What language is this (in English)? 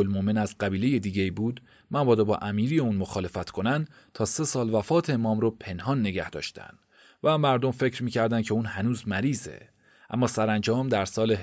Persian